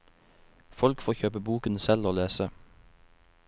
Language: Norwegian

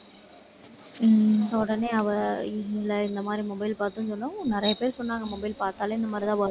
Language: Tamil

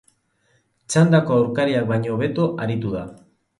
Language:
Basque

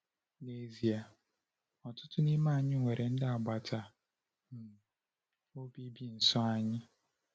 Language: Igbo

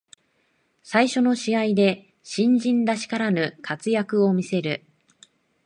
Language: Japanese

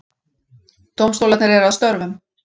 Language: Icelandic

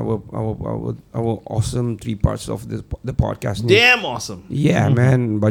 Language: Malay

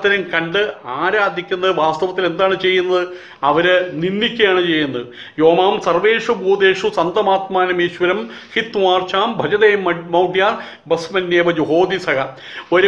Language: Turkish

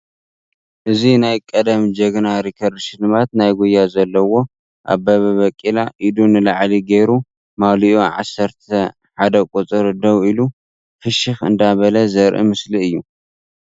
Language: Tigrinya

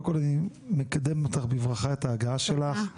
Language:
Hebrew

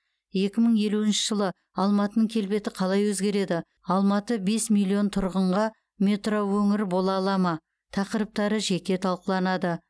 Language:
Kazakh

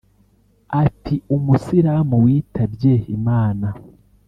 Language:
Kinyarwanda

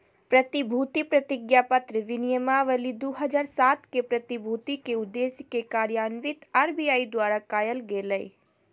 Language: Magahi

